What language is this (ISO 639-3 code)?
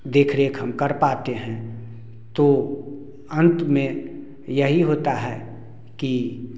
hin